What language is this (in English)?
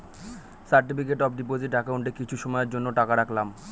Bangla